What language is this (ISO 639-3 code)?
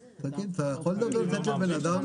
heb